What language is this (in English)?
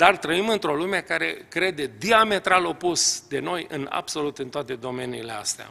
Romanian